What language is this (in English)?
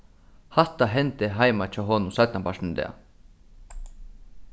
Faroese